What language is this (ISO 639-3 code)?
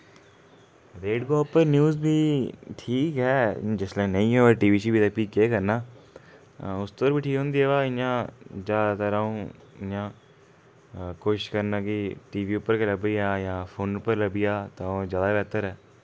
doi